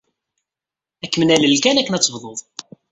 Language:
Kabyle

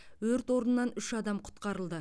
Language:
Kazakh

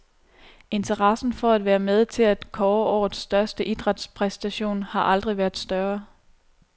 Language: Danish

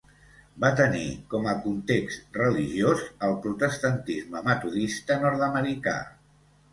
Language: Catalan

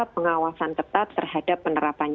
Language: Indonesian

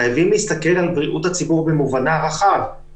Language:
Hebrew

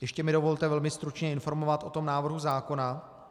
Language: Czech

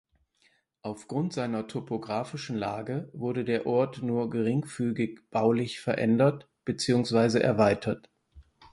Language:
German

